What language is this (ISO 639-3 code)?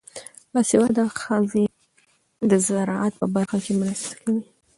pus